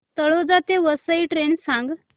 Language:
Marathi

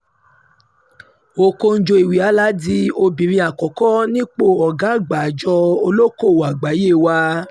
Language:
Yoruba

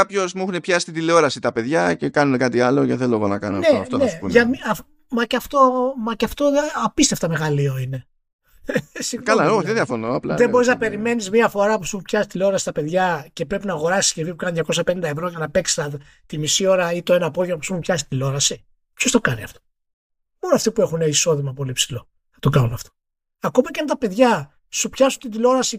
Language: Greek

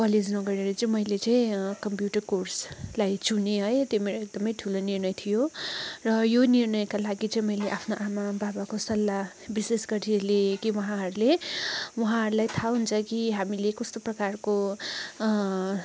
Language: Nepali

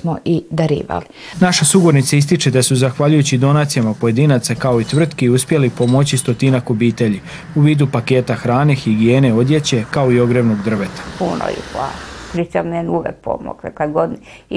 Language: Croatian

